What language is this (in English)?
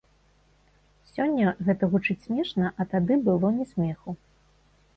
Belarusian